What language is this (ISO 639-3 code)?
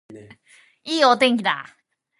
jpn